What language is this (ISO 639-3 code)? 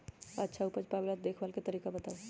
mag